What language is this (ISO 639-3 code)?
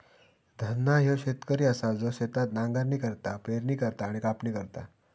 mar